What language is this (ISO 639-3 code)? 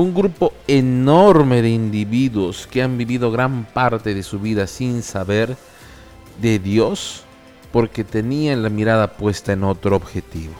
spa